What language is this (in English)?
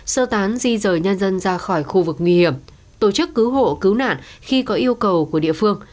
Vietnamese